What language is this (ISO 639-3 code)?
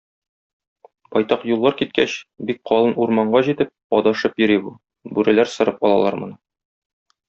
tat